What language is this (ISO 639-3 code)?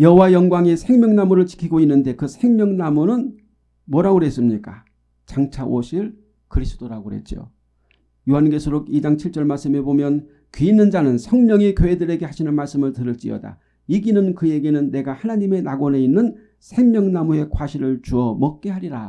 kor